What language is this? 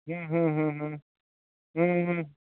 Santali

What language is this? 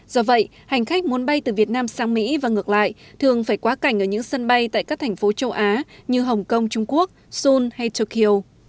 Vietnamese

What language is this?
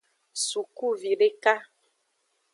Aja (Benin)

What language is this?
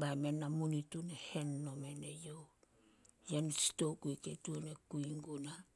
Solos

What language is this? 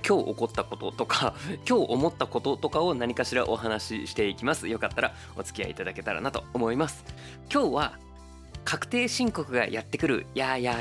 Japanese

